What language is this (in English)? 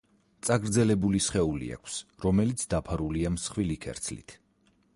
Georgian